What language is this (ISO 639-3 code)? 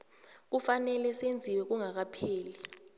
nbl